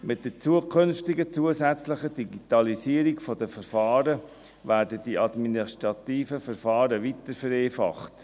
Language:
Swiss German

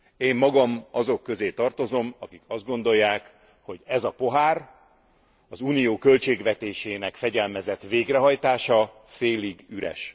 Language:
Hungarian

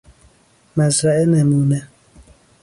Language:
Persian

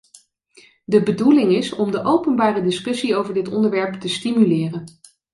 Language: Dutch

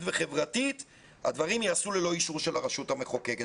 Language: Hebrew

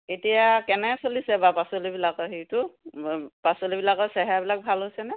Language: Assamese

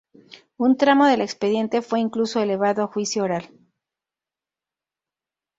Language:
Spanish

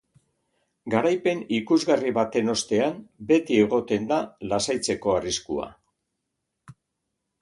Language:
Basque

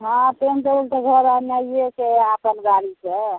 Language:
Maithili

